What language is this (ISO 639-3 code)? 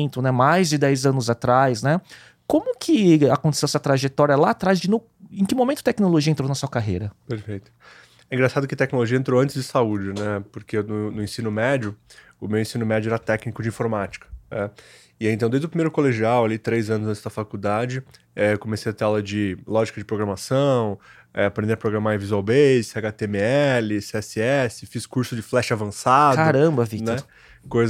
por